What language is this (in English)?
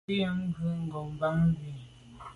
Medumba